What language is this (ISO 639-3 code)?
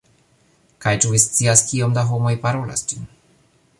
epo